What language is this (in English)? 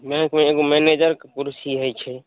Maithili